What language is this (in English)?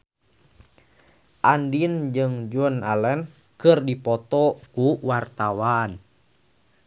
Sundanese